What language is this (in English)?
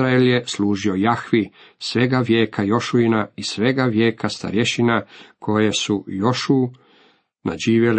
Croatian